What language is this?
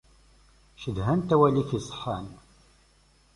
Kabyle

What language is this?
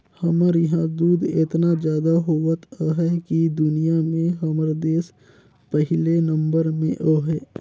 Chhattisgarhi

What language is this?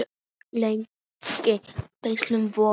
Icelandic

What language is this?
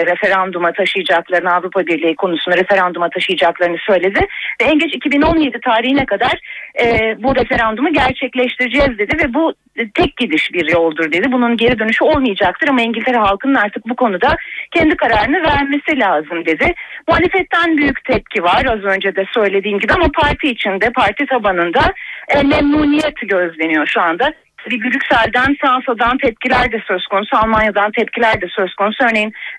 Turkish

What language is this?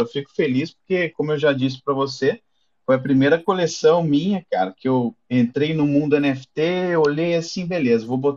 Portuguese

